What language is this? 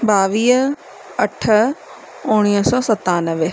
Sindhi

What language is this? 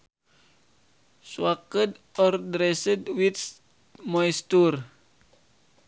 Sundanese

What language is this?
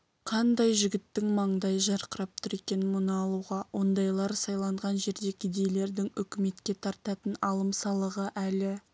Kazakh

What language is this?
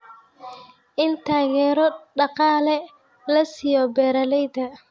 Somali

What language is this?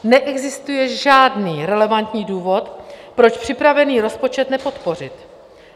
Czech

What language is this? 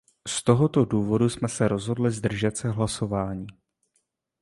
Czech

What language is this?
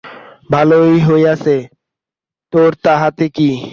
Bangla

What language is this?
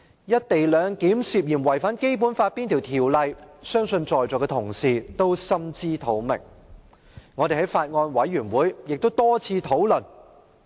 Cantonese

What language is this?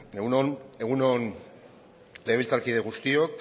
Basque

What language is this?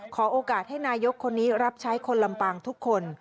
Thai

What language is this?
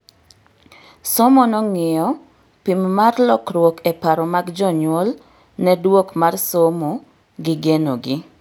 Luo (Kenya and Tanzania)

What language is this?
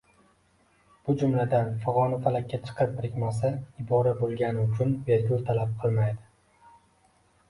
Uzbek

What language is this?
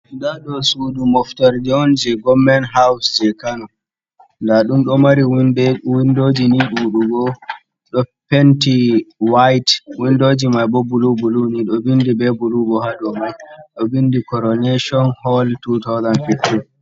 Fula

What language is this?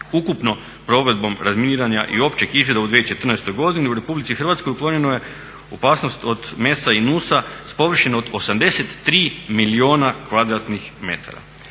Croatian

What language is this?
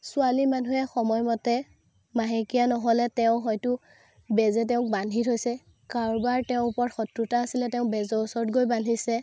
Assamese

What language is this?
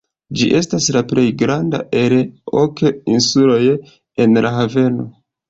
Esperanto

